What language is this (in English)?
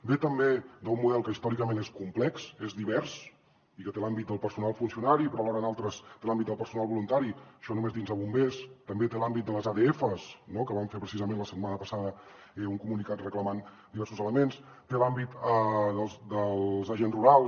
Catalan